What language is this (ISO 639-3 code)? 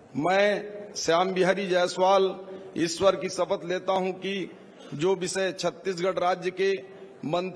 hin